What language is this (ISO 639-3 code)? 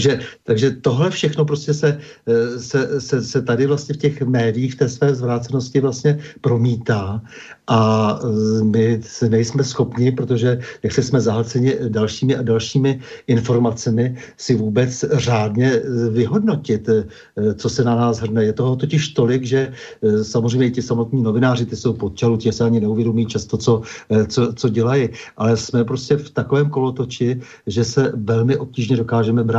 ces